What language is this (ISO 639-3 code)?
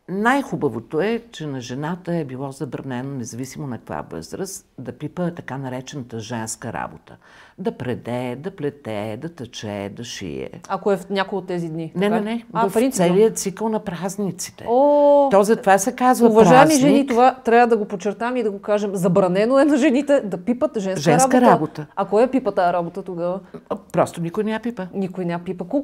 bul